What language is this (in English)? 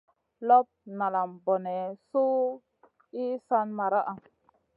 Masana